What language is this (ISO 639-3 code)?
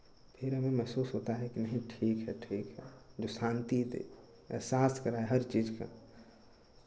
hin